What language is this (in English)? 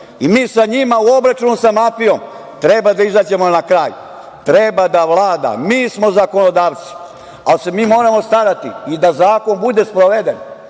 Serbian